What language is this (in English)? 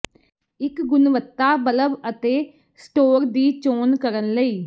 Punjabi